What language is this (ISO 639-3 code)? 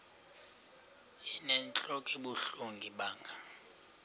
xho